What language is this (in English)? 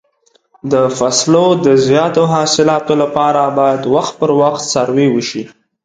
Pashto